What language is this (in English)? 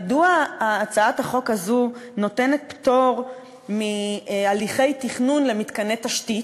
Hebrew